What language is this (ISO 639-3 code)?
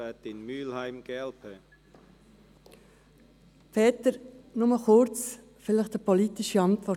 gsw